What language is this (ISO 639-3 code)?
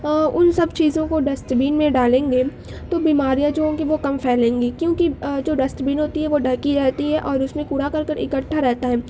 urd